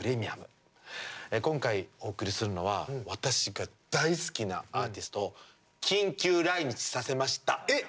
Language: Japanese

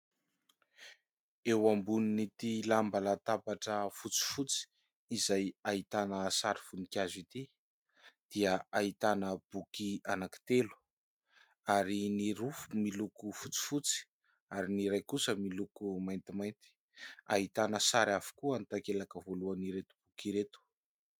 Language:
Malagasy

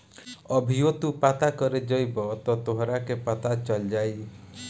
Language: Bhojpuri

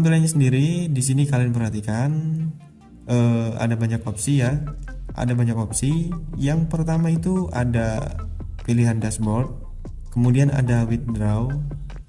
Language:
Indonesian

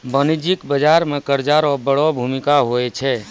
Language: Maithili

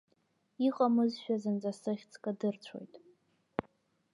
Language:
Abkhazian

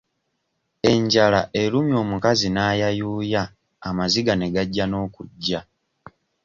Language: Ganda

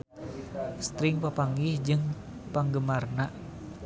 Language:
Sundanese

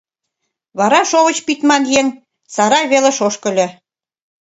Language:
Mari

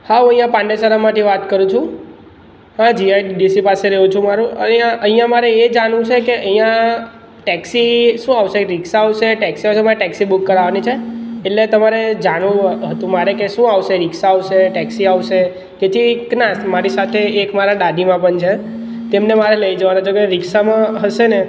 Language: Gujarati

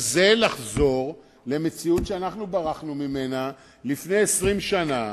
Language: Hebrew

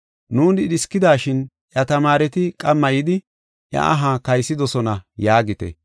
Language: Gofa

